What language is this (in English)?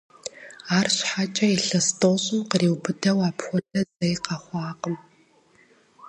Kabardian